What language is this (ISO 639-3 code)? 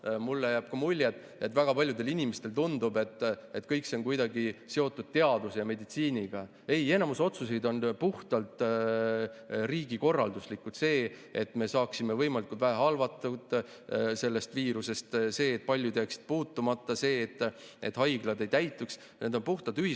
est